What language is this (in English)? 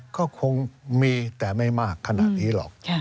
Thai